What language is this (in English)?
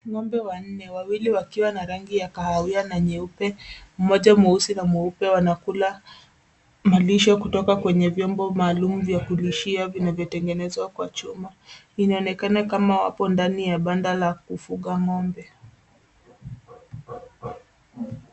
Swahili